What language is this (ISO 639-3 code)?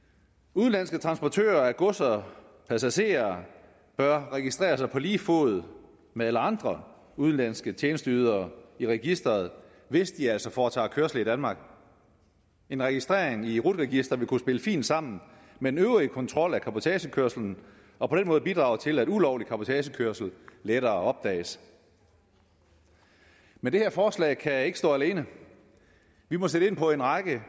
dan